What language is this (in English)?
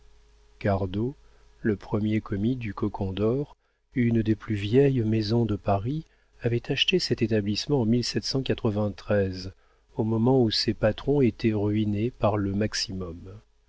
French